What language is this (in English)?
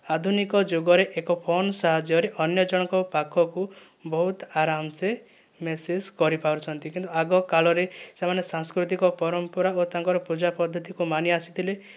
Odia